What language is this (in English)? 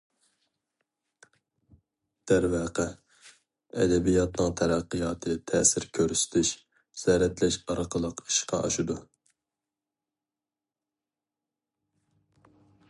Uyghur